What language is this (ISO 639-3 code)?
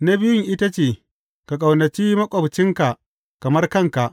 hau